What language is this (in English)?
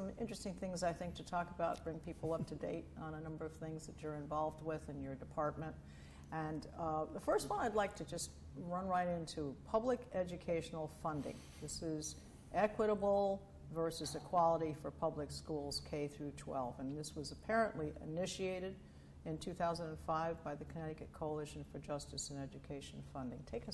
English